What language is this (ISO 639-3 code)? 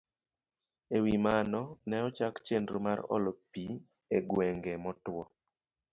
luo